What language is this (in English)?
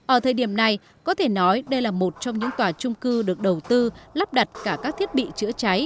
Vietnamese